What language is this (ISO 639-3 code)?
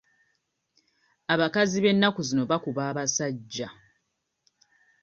lug